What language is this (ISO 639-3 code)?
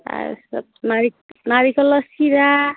asm